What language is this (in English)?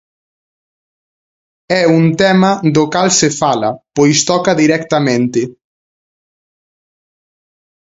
Galician